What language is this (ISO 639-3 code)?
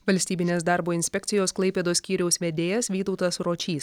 lit